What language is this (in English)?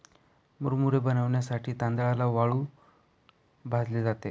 Marathi